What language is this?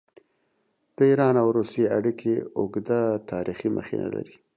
Pashto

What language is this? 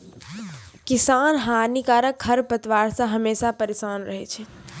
Maithili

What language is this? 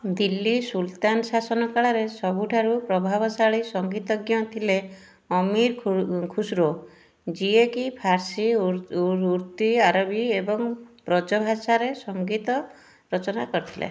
Odia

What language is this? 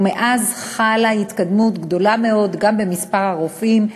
Hebrew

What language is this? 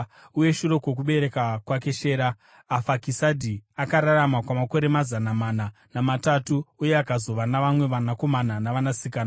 Shona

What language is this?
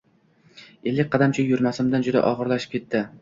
Uzbek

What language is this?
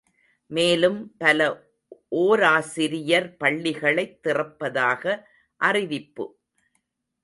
Tamil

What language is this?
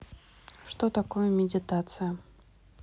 Russian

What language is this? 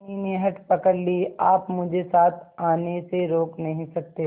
Hindi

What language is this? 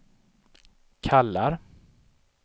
Swedish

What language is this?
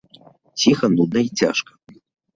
Belarusian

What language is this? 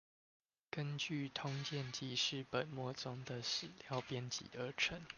Chinese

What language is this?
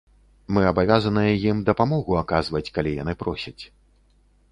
Belarusian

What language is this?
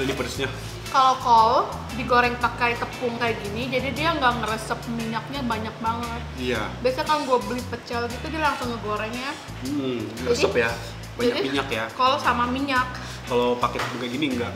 Indonesian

